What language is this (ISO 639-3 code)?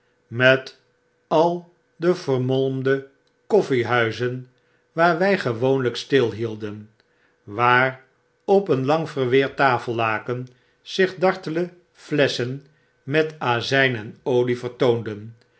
nld